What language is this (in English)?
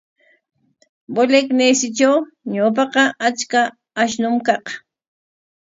Corongo Ancash Quechua